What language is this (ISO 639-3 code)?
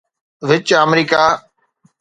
snd